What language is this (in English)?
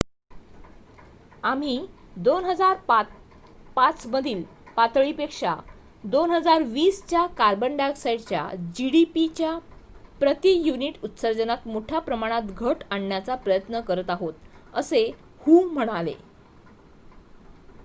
Marathi